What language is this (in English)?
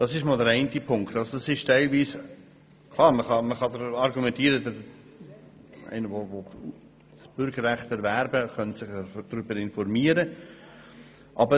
Swiss German